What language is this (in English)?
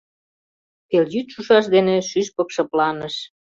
Mari